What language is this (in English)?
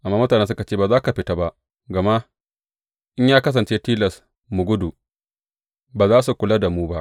Hausa